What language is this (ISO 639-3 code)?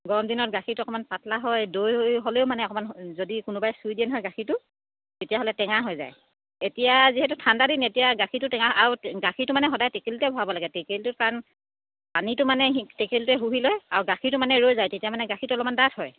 asm